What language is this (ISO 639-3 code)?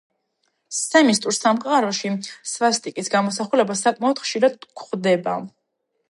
kat